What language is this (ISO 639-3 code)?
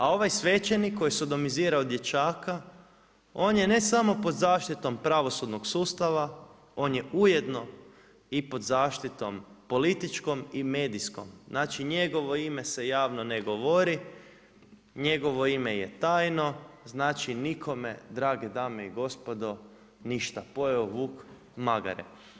hrv